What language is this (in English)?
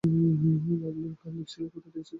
Bangla